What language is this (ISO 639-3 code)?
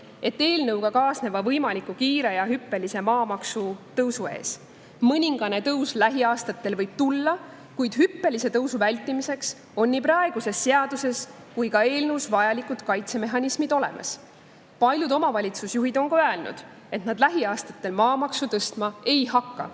est